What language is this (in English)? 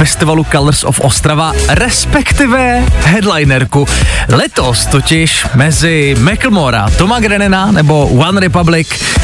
Czech